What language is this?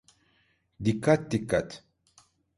Turkish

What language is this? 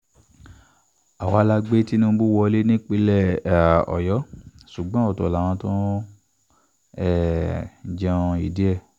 Yoruba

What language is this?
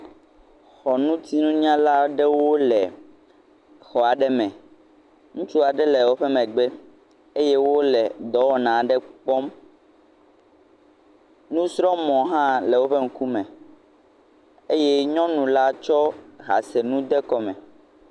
Ewe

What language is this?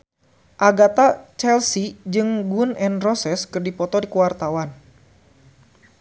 Sundanese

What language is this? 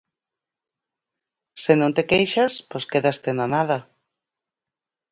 Galician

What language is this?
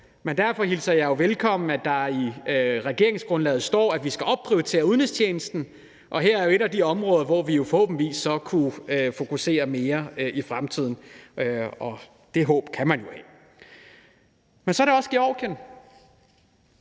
Danish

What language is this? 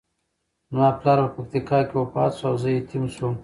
Pashto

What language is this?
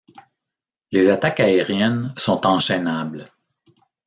French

